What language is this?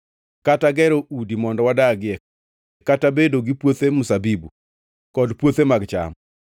Luo (Kenya and Tanzania)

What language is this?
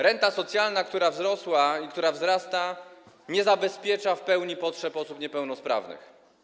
Polish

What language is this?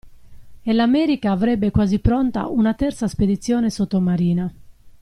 Italian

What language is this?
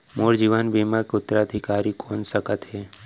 Chhattisgarhi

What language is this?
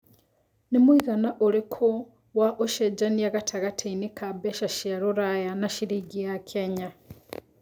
Kikuyu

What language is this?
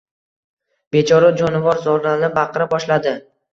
Uzbek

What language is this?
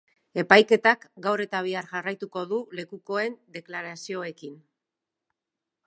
Basque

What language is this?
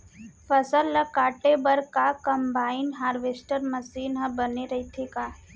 Chhattisgarhi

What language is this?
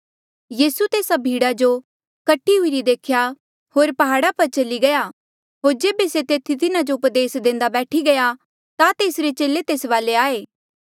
Mandeali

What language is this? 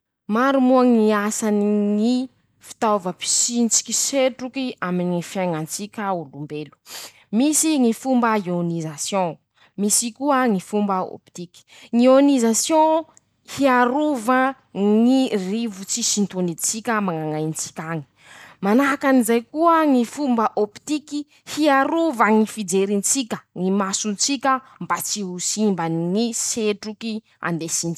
Masikoro Malagasy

